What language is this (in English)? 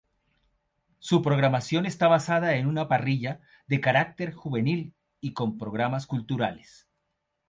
Spanish